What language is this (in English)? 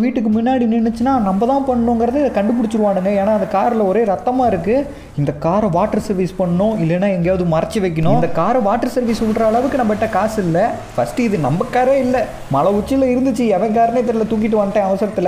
Romanian